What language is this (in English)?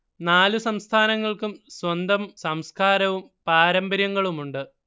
Malayalam